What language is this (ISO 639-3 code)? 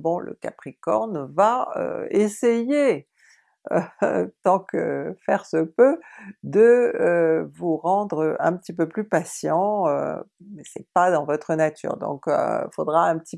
fra